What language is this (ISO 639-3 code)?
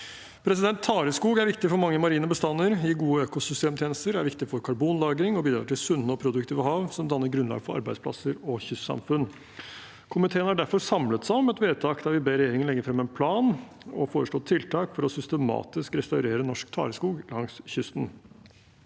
nor